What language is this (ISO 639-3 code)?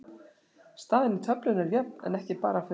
isl